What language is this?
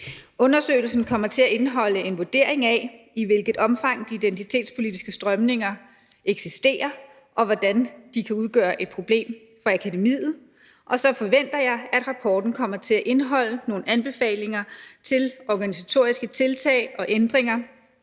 Danish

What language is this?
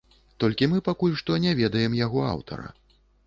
Belarusian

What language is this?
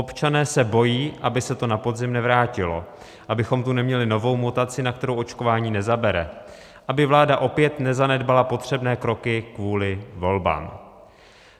Czech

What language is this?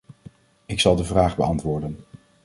Dutch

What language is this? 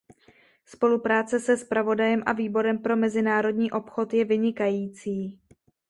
Czech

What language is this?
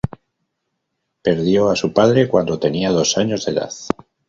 Spanish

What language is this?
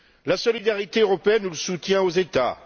French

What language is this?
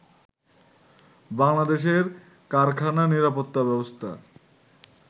Bangla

